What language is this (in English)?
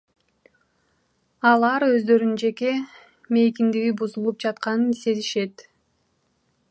Kyrgyz